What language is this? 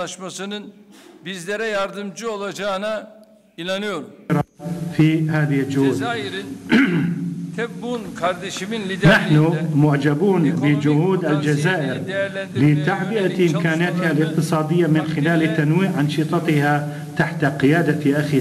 Arabic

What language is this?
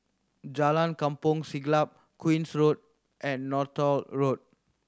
English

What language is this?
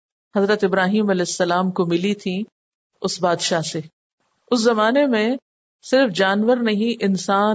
Urdu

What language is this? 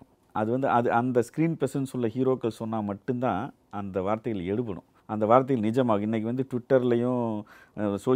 Tamil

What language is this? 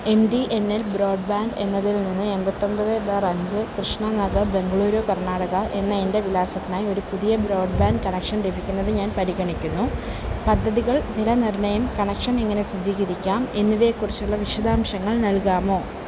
Malayalam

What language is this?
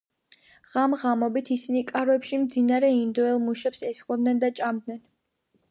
Georgian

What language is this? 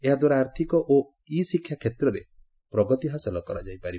Odia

